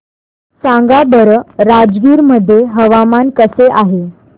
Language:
Marathi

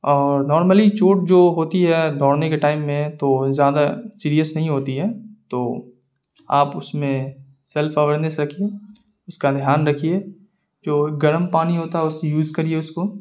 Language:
Urdu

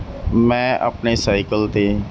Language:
Punjabi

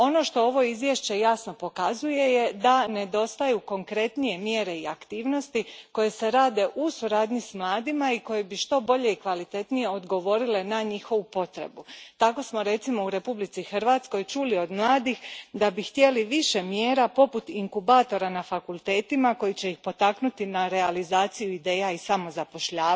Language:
Croatian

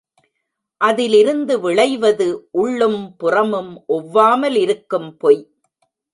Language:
Tamil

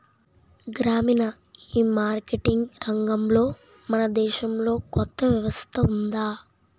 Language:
Telugu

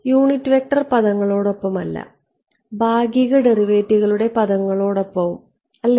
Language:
Malayalam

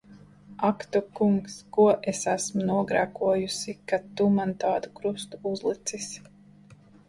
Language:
Latvian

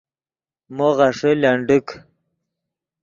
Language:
Yidgha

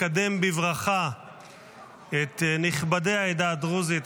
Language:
Hebrew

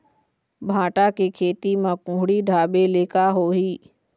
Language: Chhattisgarhi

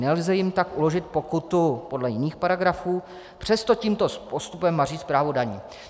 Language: Czech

